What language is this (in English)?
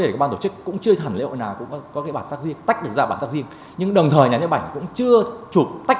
Vietnamese